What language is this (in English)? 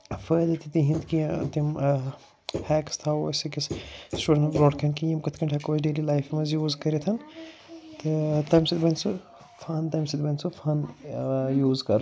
Kashmiri